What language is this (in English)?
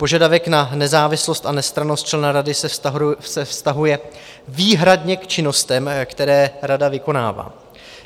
Czech